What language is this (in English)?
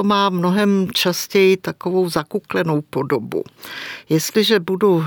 Czech